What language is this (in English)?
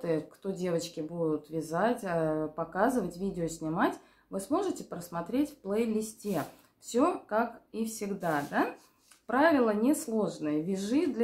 Russian